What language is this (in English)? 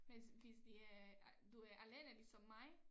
Danish